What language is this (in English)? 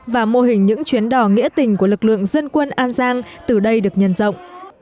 Vietnamese